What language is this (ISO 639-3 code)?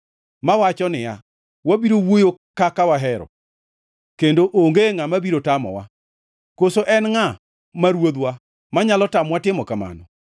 luo